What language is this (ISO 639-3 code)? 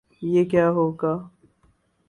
urd